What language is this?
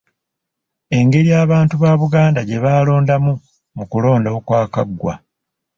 Ganda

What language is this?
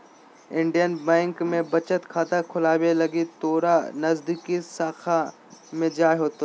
Magahi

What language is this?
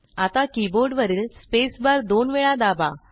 Marathi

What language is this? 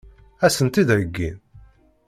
Kabyle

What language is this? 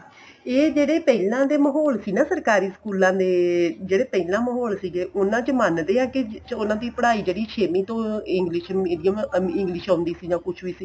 Punjabi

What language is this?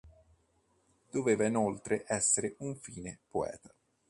Italian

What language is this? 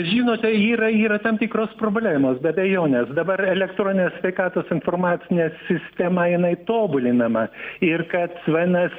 Lithuanian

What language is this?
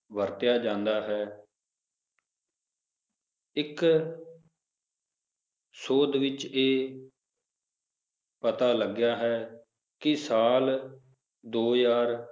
Punjabi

